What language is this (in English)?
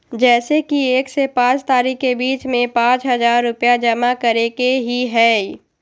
Magahi